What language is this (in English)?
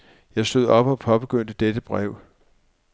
Danish